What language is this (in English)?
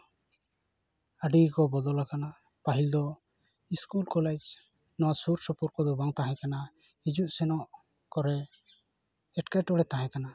Santali